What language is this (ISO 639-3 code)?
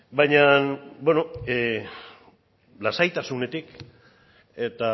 eus